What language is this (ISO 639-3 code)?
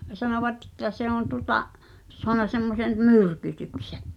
fin